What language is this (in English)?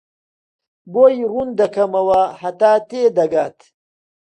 Central Kurdish